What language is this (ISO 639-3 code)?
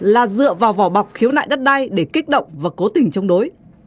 vie